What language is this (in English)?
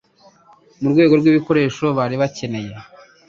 Kinyarwanda